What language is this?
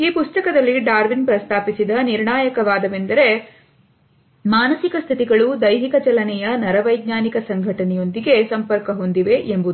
Kannada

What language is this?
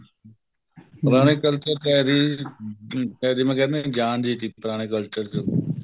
Punjabi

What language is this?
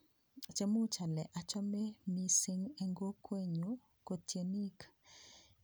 Kalenjin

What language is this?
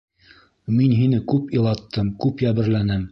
Bashkir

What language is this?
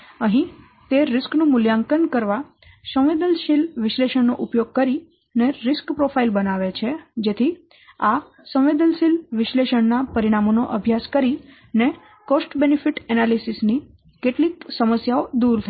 Gujarati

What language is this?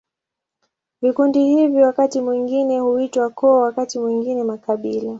Swahili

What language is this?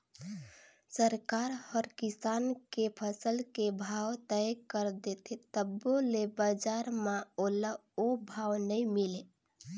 Chhattisgarhi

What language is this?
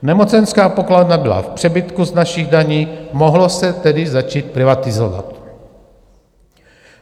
Czech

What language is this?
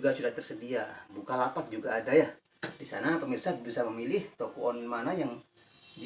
Indonesian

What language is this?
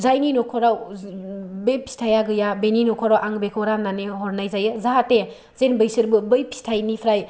Bodo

